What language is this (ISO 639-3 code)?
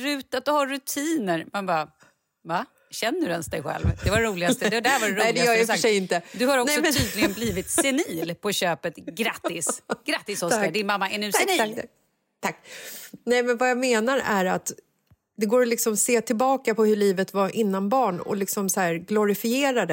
swe